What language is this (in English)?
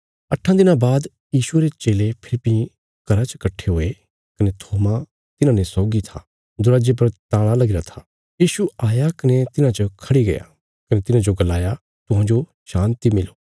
Bilaspuri